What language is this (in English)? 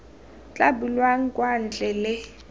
Tswana